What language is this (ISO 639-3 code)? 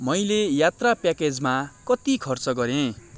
nep